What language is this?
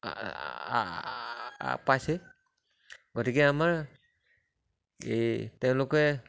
Assamese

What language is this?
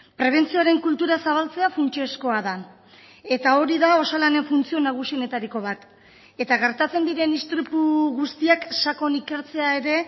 Basque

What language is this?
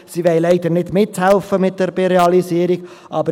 Swiss German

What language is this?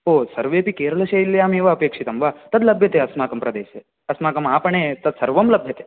Sanskrit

